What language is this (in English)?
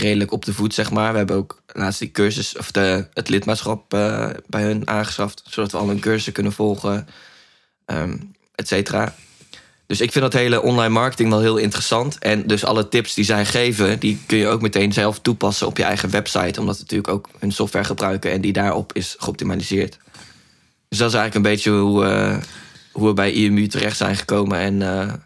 Dutch